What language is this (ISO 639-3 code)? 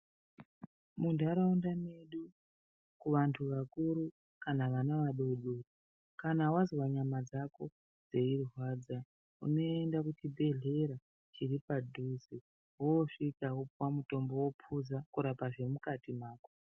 ndc